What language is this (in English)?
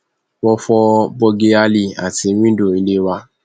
Yoruba